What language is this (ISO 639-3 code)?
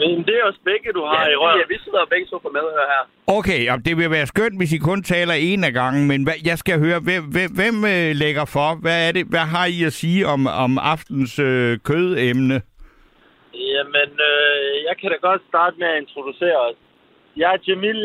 dan